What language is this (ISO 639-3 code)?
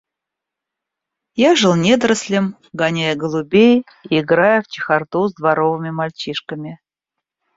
rus